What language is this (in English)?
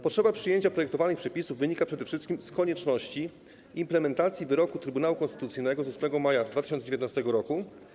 Polish